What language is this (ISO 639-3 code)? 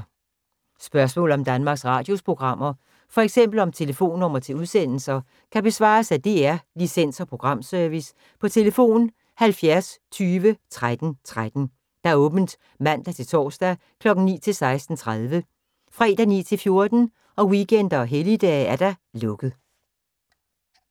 dan